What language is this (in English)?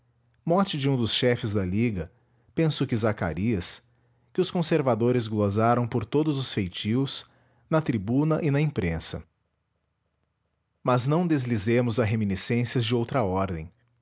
Portuguese